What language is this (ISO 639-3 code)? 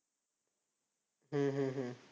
mar